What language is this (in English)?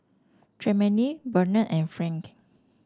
English